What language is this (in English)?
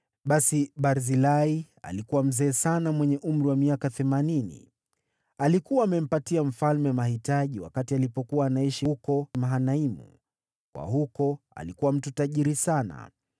Swahili